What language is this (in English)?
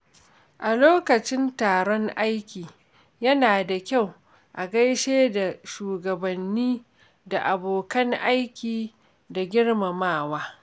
Hausa